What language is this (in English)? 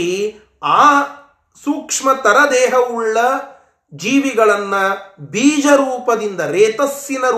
Kannada